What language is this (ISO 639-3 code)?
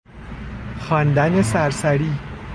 fas